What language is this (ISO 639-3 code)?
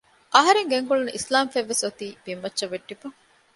div